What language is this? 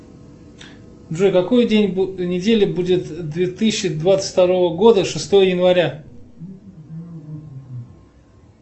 Russian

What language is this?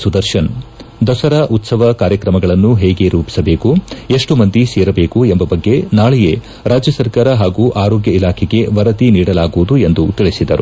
Kannada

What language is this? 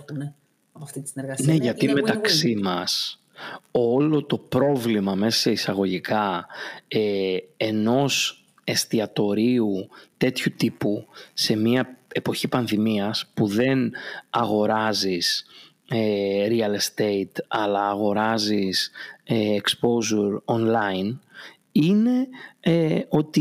Greek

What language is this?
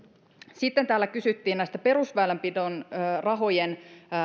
Finnish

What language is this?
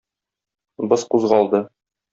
Tatar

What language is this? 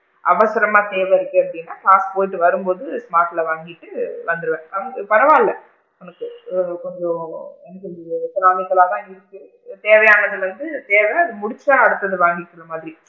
Tamil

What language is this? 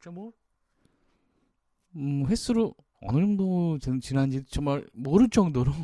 Korean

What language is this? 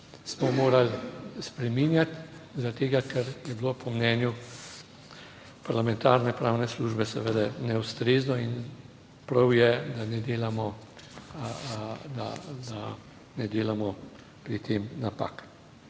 Slovenian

